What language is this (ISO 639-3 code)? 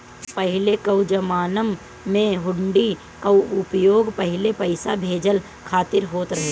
bho